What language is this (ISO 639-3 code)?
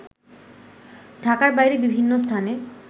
ben